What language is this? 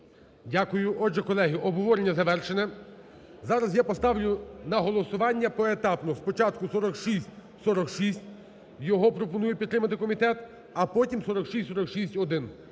Ukrainian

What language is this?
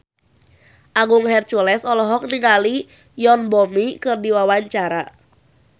Sundanese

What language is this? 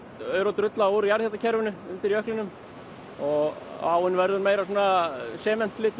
Icelandic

